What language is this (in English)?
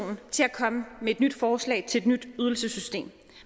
Danish